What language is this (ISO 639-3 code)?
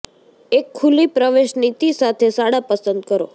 guj